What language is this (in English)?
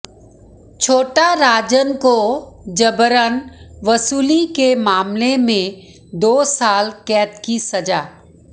Hindi